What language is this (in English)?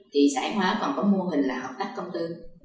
Vietnamese